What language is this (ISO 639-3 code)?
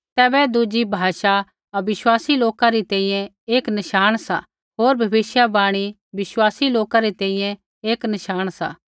kfx